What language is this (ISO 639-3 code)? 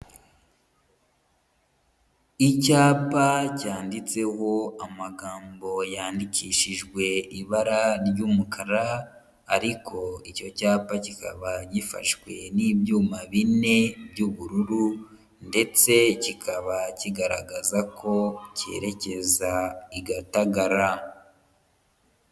kin